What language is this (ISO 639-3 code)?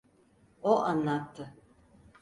tur